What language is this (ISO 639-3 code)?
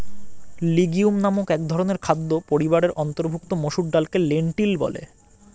ben